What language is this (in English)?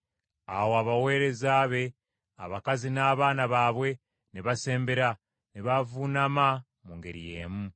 Ganda